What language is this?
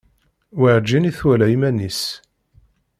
Kabyle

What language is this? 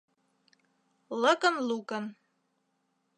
Mari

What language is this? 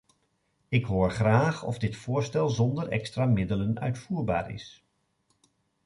Dutch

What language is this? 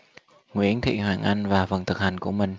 Vietnamese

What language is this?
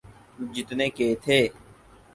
Urdu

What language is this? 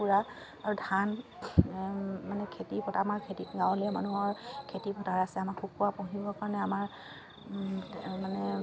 Assamese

